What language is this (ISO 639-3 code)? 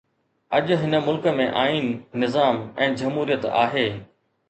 snd